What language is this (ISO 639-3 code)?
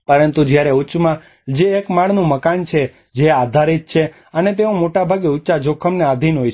guj